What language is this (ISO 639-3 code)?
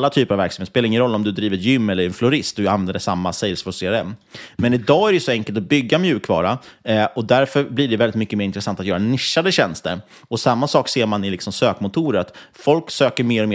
swe